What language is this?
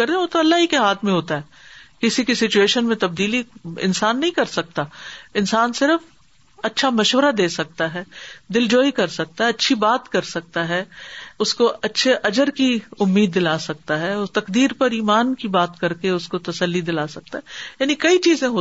Urdu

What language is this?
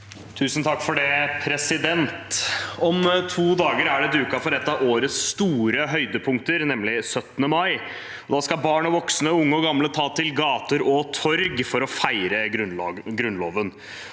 Norwegian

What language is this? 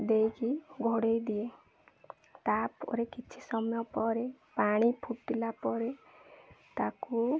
Odia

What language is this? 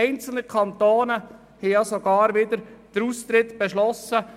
Swiss German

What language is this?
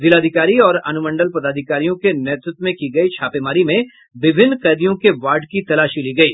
Hindi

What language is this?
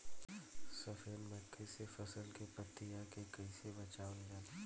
Bhojpuri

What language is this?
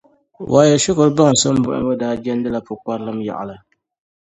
Dagbani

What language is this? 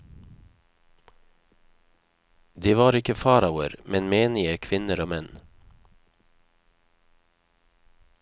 Norwegian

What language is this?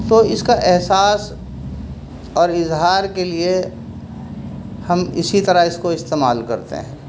Urdu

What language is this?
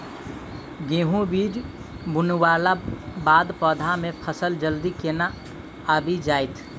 Maithili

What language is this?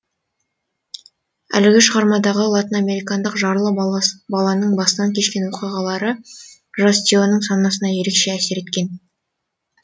Kazakh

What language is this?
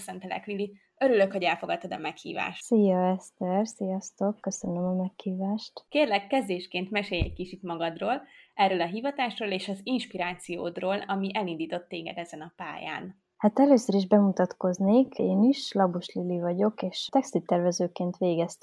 Hungarian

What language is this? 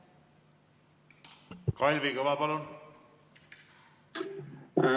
Estonian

